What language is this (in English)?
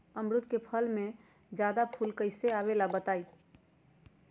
Magahi